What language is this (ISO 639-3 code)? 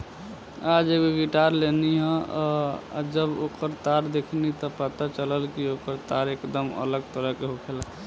bho